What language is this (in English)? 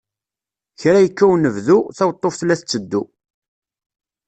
Kabyle